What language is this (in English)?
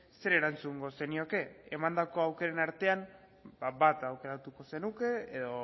Basque